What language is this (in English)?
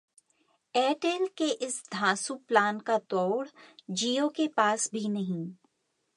Hindi